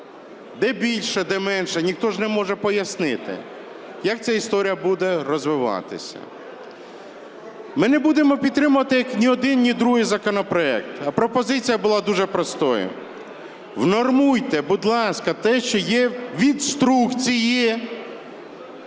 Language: Ukrainian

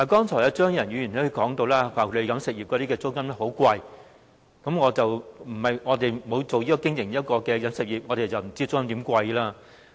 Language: Cantonese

